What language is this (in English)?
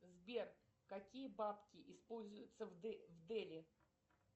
Russian